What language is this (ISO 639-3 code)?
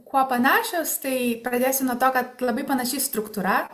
lit